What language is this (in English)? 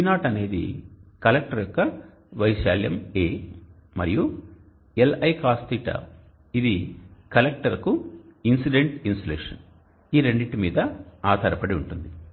Telugu